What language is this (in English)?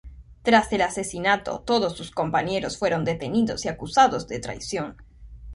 Spanish